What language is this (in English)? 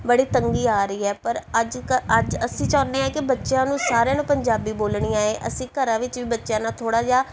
Punjabi